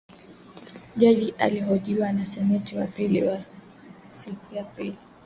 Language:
Swahili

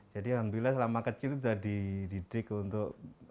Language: Indonesian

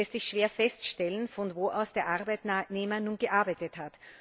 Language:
German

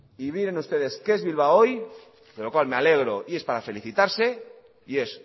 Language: Spanish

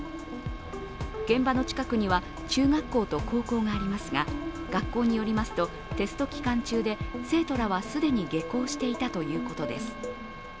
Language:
Japanese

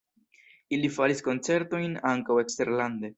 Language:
Esperanto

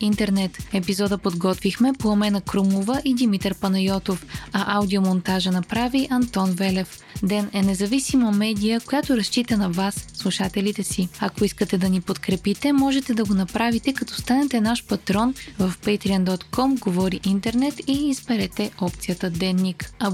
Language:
Bulgarian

